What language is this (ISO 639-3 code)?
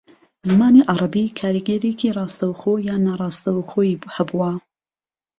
ckb